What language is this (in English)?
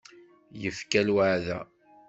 Kabyle